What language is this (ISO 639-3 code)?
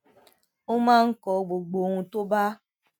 yor